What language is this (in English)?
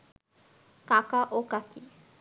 Bangla